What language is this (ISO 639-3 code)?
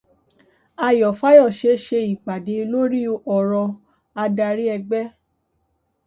yor